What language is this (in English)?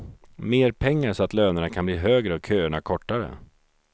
Swedish